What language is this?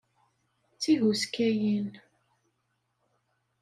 Kabyle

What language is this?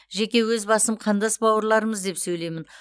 Kazakh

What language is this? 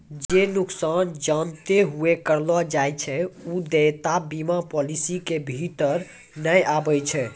Maithili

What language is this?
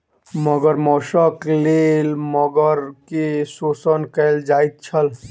Maithili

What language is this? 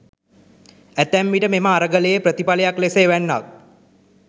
Sinhala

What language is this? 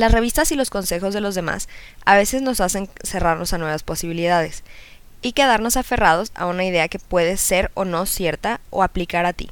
Spanish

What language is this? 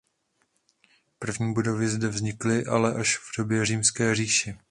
Czech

